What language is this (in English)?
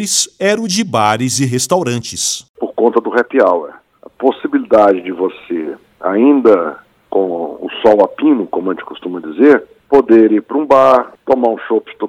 Portuguese